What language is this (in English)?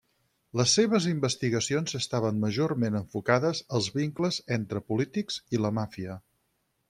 Catalan